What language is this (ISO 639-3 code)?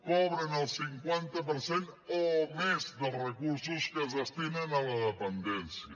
cat